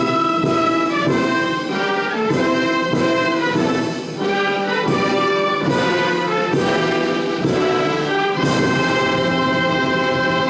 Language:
Vietnamese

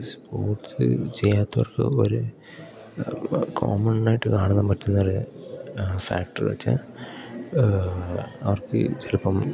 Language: Malayalam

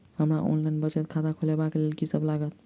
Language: Maithili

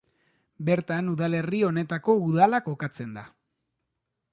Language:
Basque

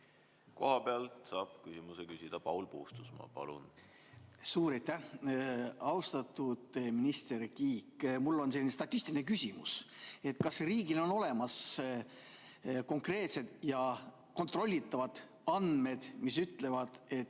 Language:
Estonian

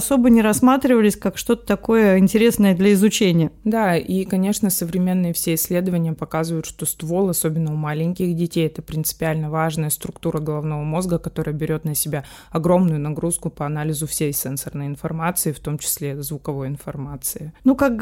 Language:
Russian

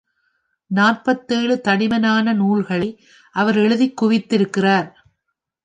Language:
Tamil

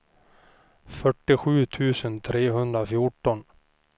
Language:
Swedish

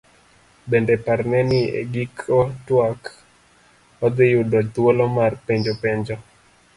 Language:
Luo (Kenya and Tanzania)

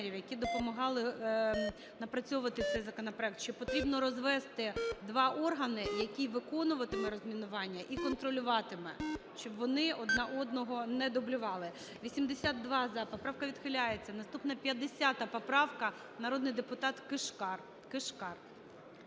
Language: Ukrainian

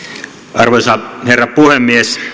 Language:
Finnish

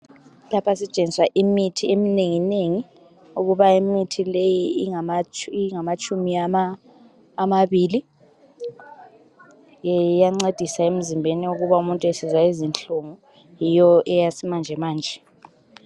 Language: North Ndebele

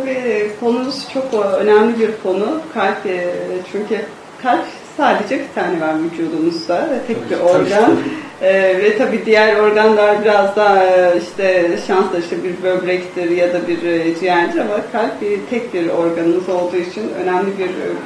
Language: Turkish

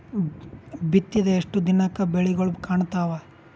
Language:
Kannada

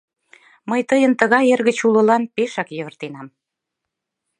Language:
Mari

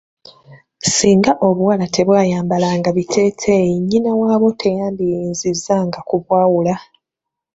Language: Ganda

